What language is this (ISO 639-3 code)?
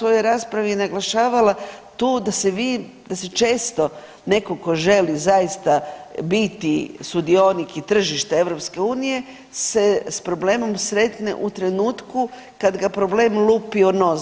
hrv